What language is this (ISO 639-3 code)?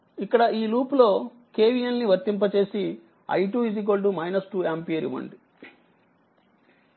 tel